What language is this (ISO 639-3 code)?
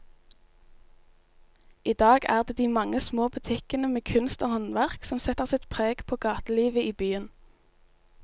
nor